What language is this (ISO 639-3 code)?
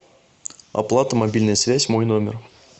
rus